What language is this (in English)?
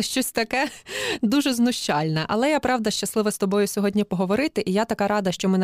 Ukrainian